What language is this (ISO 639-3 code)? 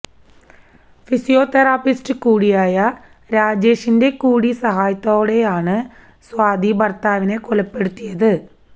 mal